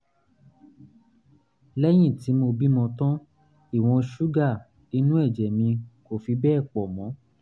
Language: Yoruba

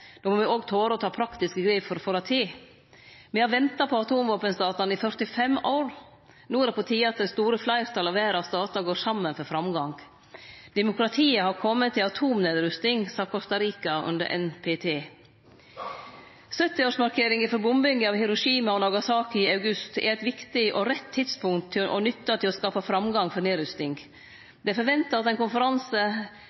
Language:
Norwegian Nynorsk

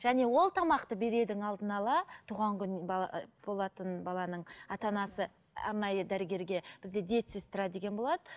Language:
Kazakh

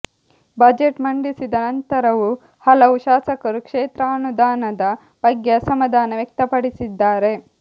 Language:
Kannada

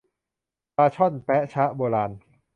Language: Thai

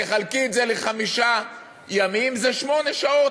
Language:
Hebrew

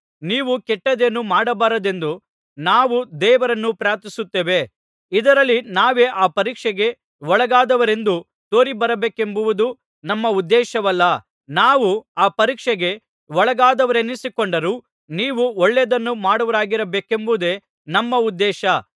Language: Kannada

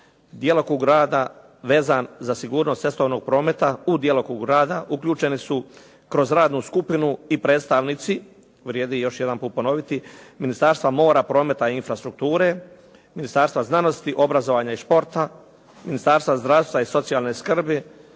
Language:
Croatian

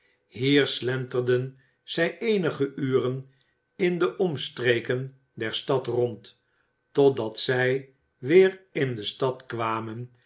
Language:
Dutch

